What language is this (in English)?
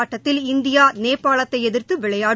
Tamil